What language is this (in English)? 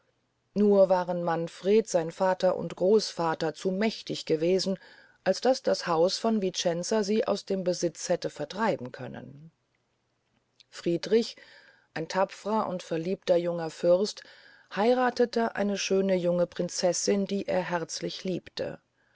German